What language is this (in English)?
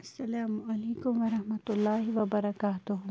Kashmiri